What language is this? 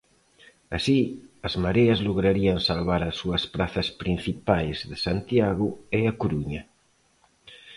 Galician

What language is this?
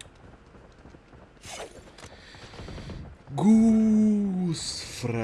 English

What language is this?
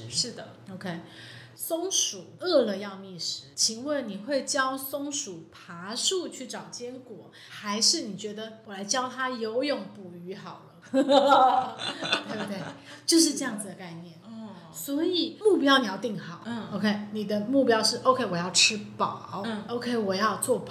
Chinese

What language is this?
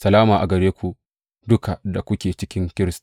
Hausa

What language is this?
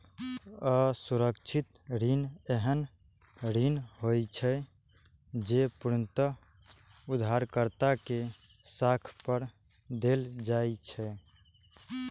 Maithili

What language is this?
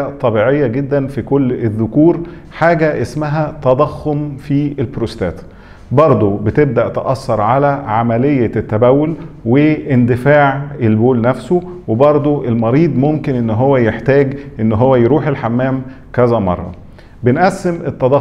Arabic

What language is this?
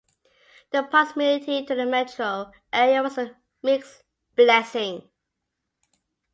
English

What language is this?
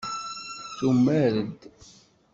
Kabyle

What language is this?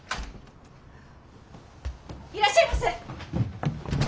Japanese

